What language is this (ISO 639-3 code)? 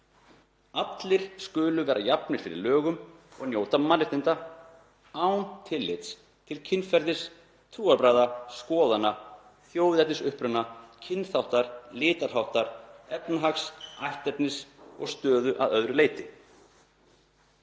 isl